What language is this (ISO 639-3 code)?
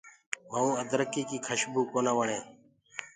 ggg